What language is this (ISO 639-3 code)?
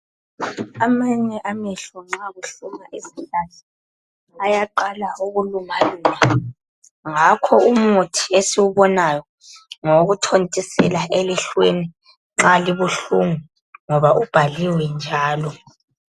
nde